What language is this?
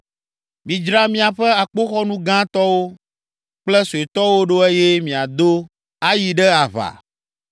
Ewe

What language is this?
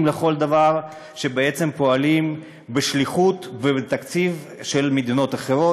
Hebrew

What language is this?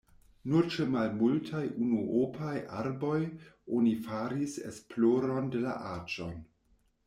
Esperanto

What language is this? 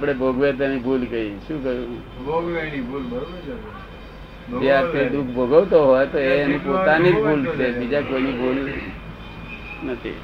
Gujarati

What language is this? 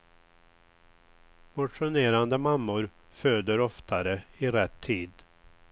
Swedish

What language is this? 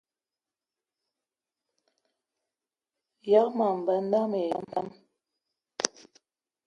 Eton (Cameroon)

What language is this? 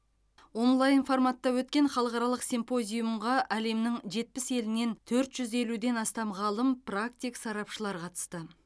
Kazakh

